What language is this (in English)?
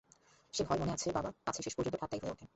Bangla